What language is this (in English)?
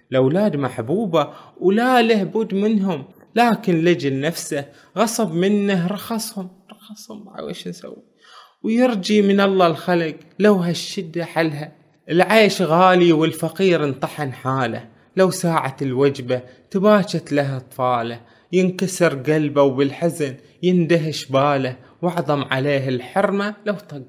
Arabic